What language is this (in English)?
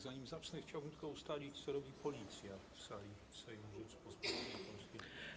Polish